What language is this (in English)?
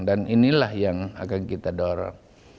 Indonesian